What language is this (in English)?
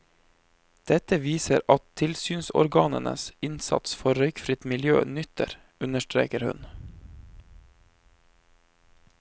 Norwegian